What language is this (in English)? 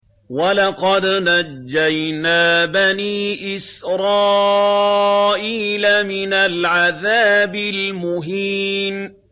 Arabic